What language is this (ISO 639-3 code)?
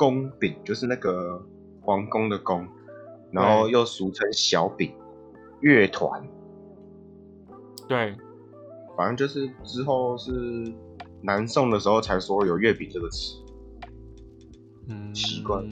zho